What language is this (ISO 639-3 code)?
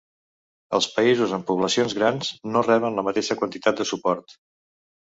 cat